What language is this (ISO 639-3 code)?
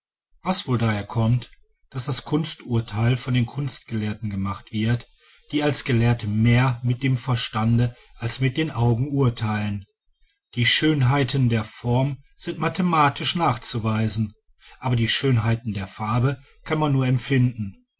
deu